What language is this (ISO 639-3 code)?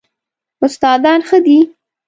pus